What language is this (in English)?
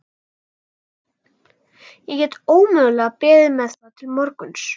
Icelandic